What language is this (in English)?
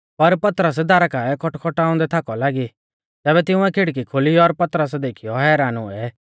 Mahasu Pahari